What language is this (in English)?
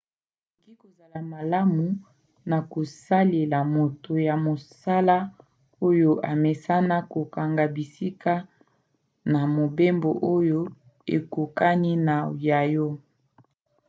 Lingala